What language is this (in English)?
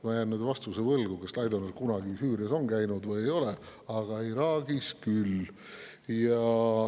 Estonian